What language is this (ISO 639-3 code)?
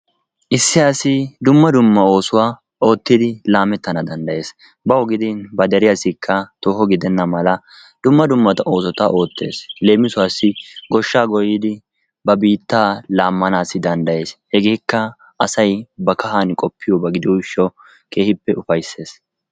wal